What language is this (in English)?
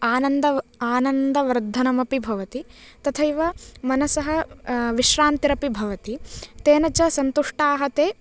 Sanskrit